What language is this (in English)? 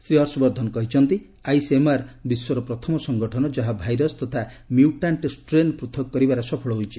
Odia